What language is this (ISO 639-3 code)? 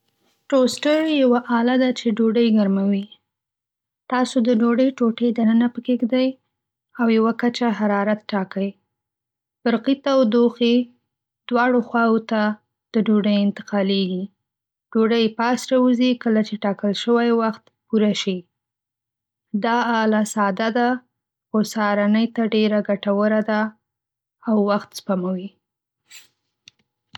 pus